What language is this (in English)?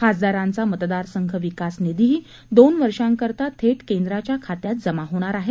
Marathi